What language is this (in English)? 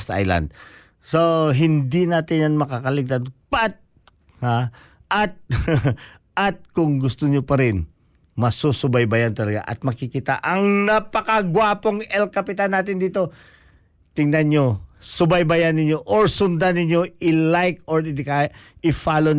Filipino